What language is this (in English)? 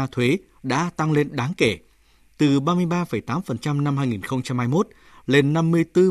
Vietnamese